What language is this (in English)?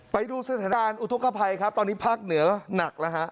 Thai